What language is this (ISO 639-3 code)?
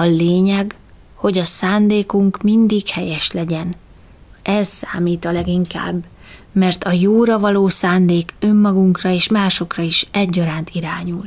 hun